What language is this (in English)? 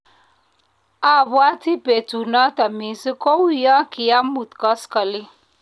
Kalenjin